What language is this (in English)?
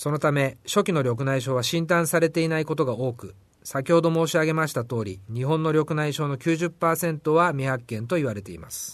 Japanese